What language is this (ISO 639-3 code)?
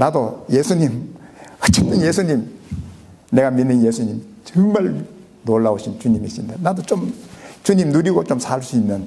kor